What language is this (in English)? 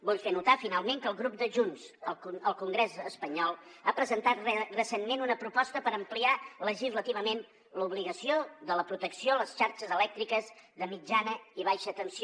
Catalan